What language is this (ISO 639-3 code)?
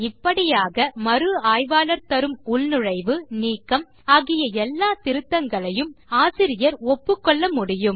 tam